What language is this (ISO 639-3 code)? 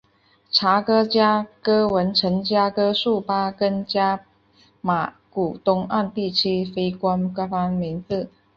zho